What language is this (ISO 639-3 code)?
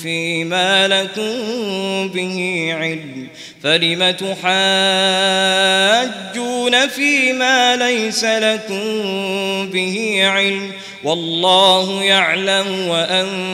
ara